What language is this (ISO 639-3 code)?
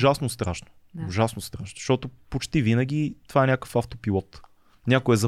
bul